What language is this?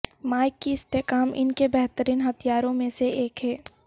Urdu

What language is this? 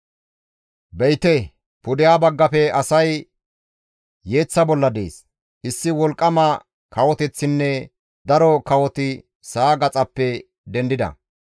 Gamo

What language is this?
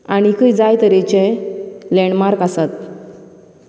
Konkani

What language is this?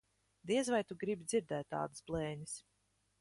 Latvian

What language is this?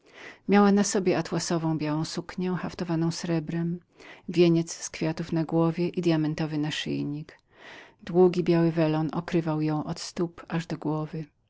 Polish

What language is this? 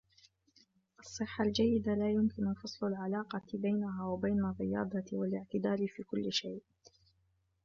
Arabic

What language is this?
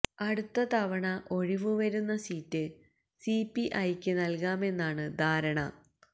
Malayalam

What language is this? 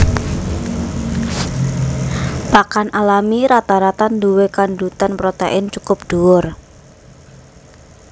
Javanese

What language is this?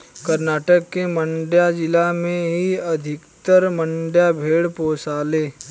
Bhojpuri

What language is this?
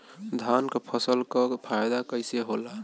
Bhojpuri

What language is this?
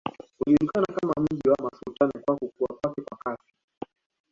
Swahili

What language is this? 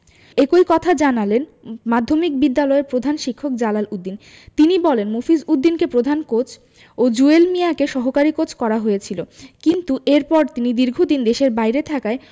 Bangla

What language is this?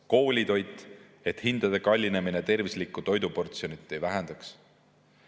Estonian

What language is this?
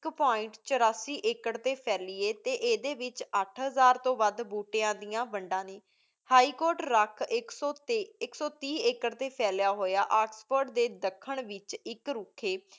Punjabi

